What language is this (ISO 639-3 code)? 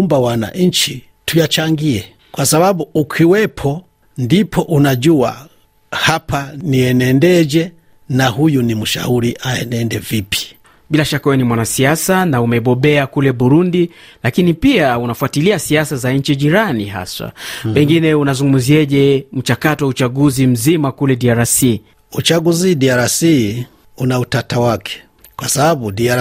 swa